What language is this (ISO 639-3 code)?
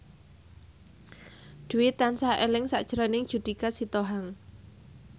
jav